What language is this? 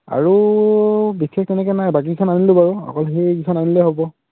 Assamese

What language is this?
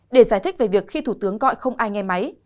Vietnamese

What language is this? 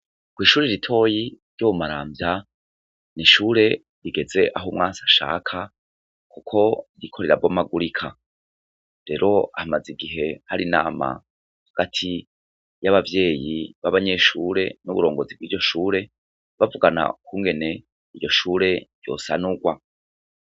Rundi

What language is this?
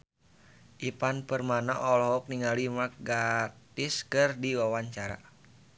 Sundanese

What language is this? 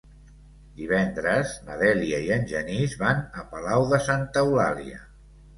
Catalan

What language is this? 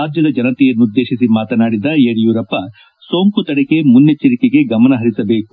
Kannada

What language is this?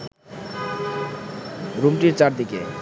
Bangla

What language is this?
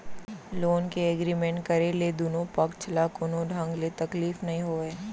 Chhattisgarhi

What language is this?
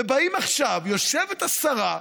Hebrew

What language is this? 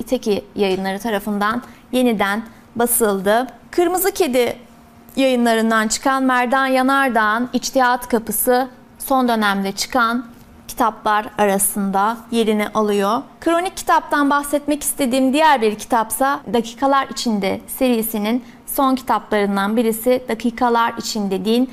Turkish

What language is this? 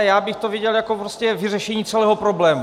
Czech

